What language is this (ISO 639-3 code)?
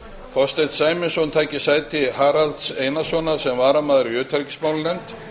isl